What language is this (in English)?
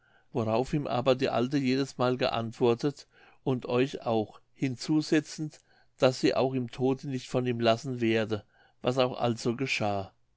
German